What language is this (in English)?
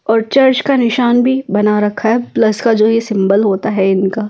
Hindi